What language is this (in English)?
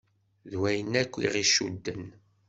Kabyle